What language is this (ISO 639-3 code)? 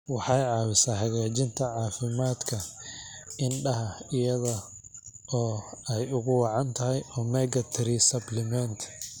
som